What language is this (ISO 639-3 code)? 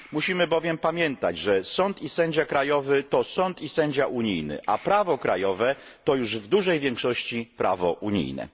pol